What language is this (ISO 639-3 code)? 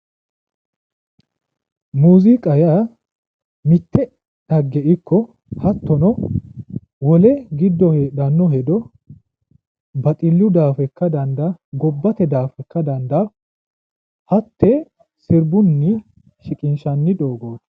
sid